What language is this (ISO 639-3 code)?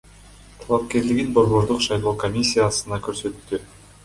kir